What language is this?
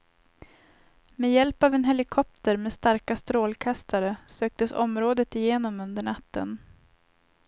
Swedish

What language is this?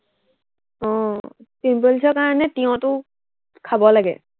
Assamese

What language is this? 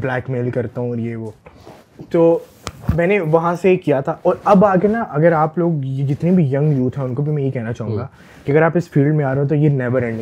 Urdu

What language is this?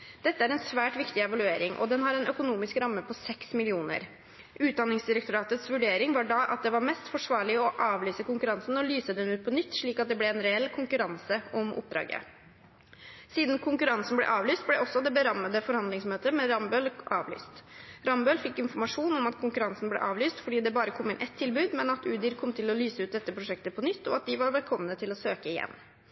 Norwegian Bokmål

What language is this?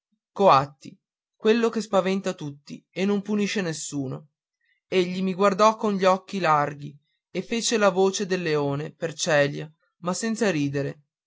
Italian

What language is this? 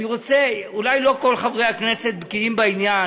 Hebrew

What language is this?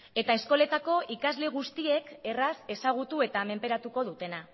Basque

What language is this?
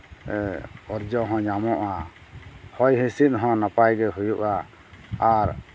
Santali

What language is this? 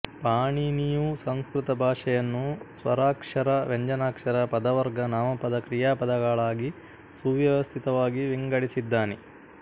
Kannada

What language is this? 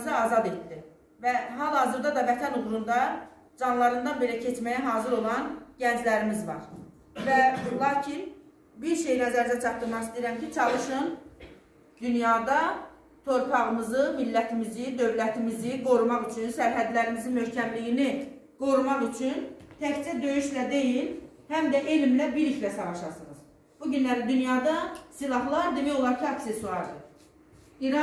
Turkish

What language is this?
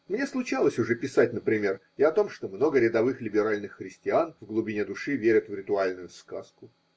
Russian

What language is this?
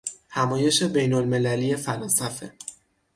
Persian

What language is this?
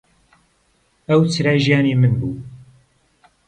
Central Kurdish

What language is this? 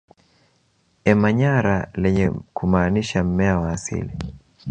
Swahili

